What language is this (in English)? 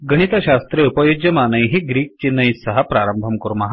Sanskrit